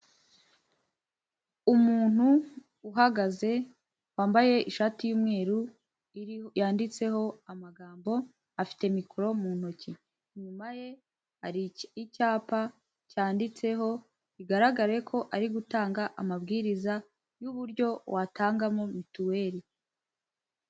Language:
Kinyarwanda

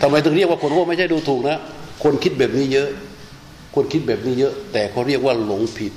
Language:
Thai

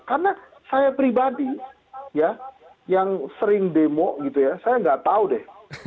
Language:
Indonesian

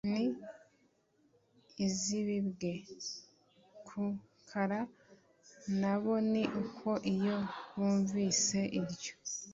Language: Kinyarwanda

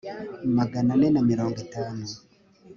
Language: Kinyarwanda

